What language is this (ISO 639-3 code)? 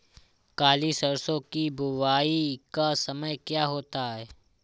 hin